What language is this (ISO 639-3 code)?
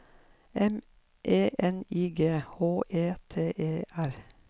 nor